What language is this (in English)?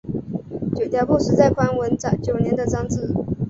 Chinese